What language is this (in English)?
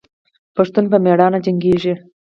Pashto